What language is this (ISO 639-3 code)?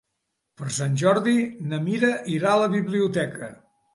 cat